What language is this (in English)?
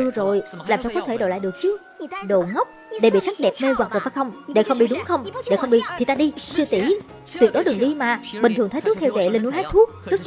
Vietnamese